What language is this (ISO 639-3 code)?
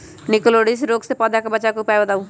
mag